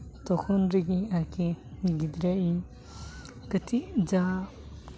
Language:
Santali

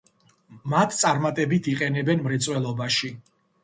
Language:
Georgian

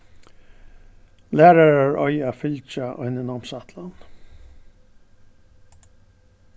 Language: Faroese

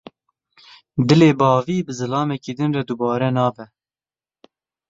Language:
Kurdish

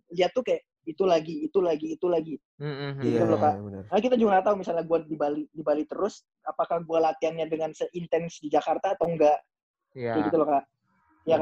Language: Indonesian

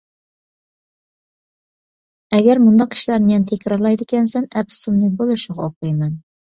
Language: Uyghur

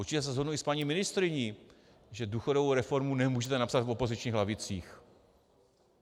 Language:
Czech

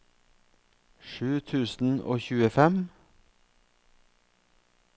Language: Norwegian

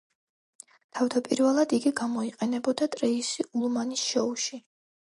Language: Georgian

